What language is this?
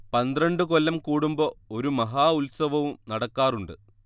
Malayalam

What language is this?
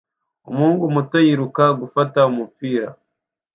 Kinyarwanda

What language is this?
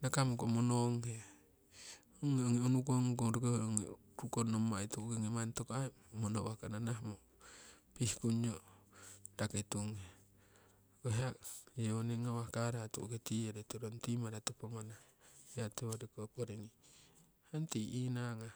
Siwai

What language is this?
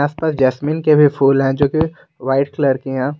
Hindi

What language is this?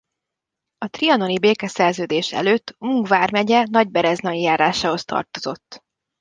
Hungarian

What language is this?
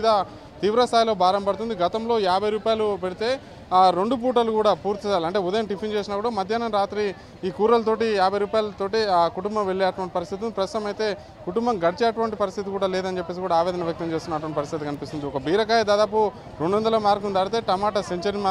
Telugu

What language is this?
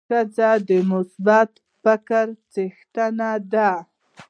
Pashto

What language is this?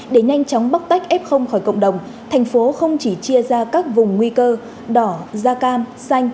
Vietnamese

